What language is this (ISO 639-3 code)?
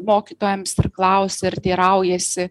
lit